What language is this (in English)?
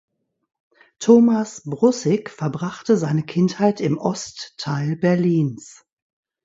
German